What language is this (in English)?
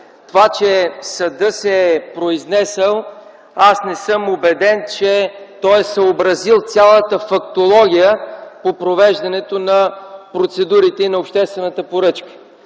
Bulgarian